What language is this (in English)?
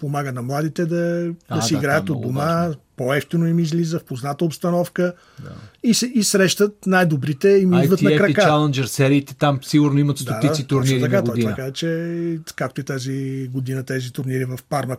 Bulgarian